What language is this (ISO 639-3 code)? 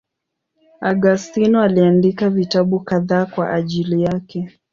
swa